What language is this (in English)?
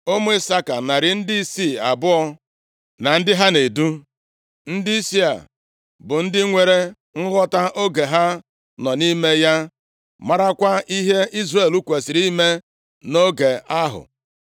Igbo